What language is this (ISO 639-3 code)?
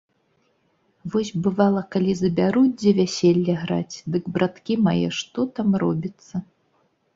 bel